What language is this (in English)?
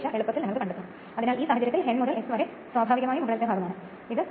Malayalam